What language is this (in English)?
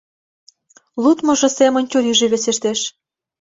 Mari